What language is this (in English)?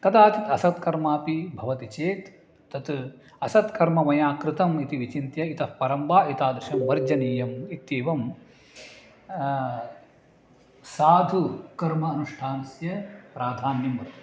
Sanskrit